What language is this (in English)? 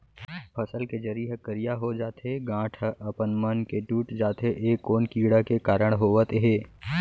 Chhattisgarhi